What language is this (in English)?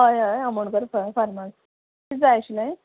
Konkani